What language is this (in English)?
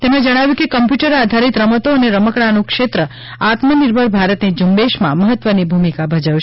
Gujarati